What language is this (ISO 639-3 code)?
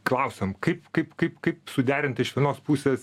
lit